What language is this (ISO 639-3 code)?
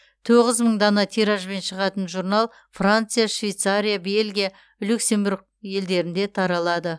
kaz